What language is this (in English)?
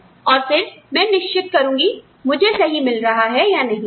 Hindi